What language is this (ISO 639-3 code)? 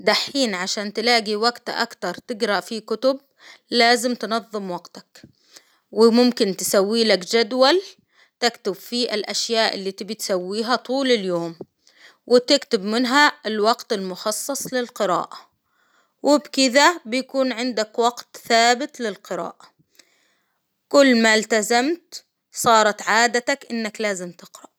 acw